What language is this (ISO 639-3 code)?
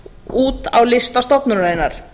isl